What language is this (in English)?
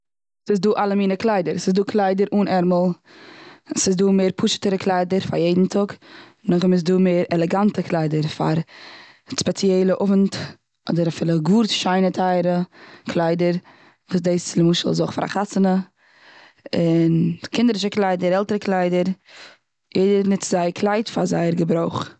Yiddish